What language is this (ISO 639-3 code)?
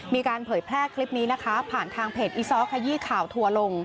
tha